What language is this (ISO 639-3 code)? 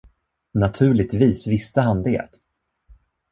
swe